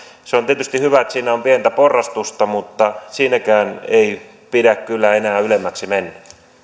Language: Finnish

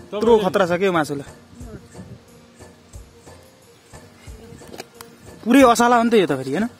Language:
Indonesian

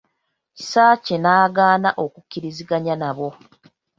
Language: Ganda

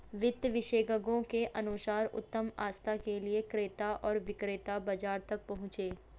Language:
Hindi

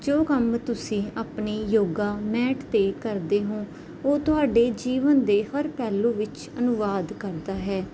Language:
Punjabi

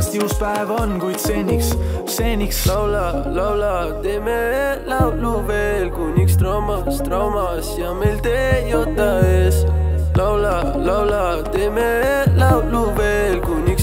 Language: Arabic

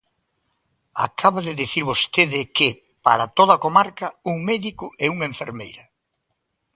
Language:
Galician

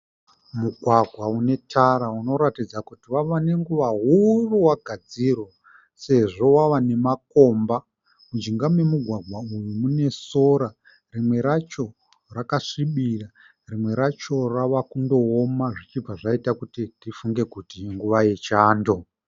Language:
Shona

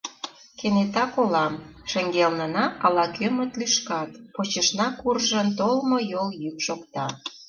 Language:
Mari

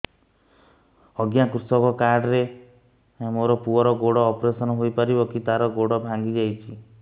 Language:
Odia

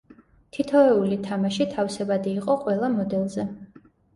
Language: Georgian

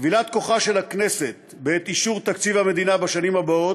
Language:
Hebrew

